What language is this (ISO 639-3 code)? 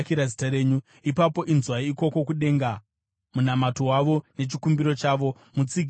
sna